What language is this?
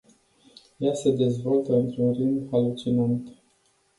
Romanian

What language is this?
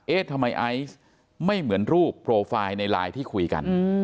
Thai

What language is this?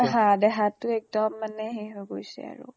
Assamese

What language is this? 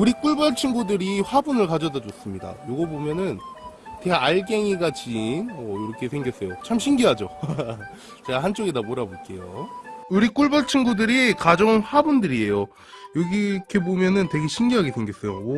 Korean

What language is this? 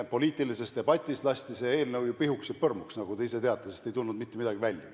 Estonian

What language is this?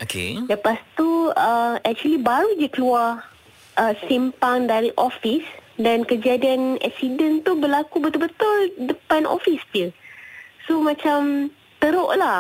Malay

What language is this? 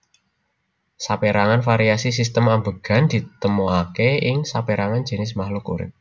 Javanese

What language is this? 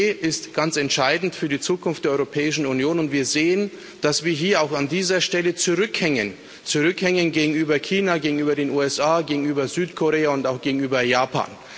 German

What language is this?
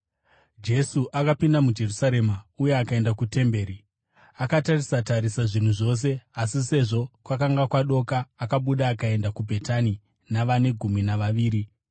Shona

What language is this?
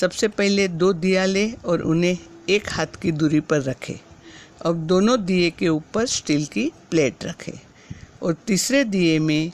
Hindi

